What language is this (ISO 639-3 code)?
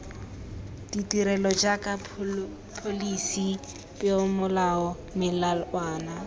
tsn